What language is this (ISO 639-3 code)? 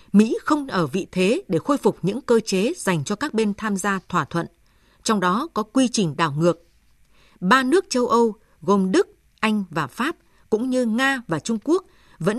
vie